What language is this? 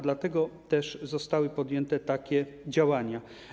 Polish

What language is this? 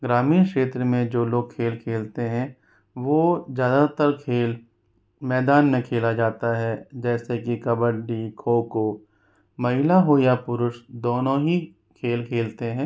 Hindi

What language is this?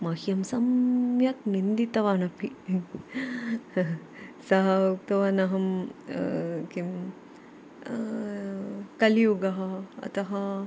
Sanskrit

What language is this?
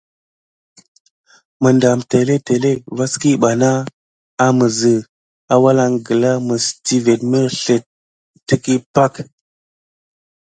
Gidar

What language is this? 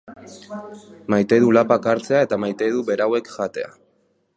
Basque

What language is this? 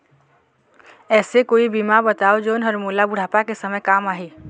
Chhattisgarhi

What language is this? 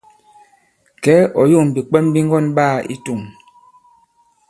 Bankon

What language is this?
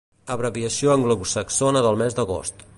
Catalan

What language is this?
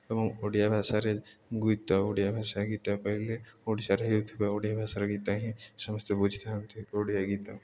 Odia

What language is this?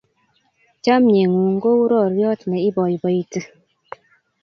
Kalenjin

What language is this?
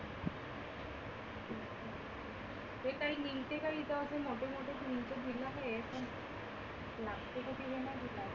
Marathi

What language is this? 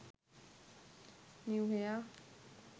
Sinhala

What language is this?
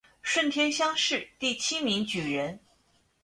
Chinese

